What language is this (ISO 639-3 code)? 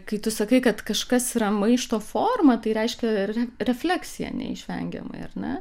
lit